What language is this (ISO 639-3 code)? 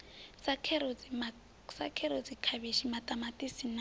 ven